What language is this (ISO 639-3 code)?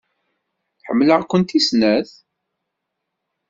kab